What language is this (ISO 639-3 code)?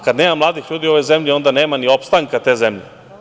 srp